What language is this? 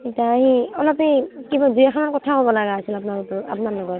Assamese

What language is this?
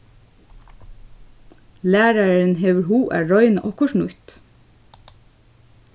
Faroese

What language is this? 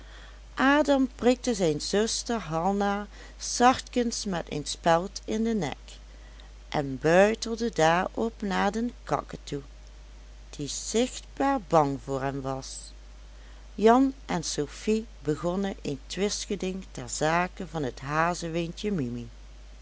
Dutch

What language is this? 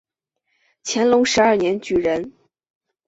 Chinese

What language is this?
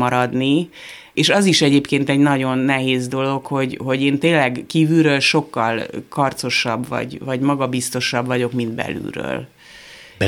Hungarian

